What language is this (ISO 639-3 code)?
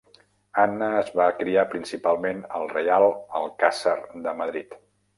cat